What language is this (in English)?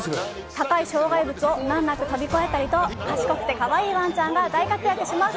Japanese